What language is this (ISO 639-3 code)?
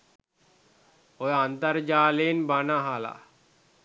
sin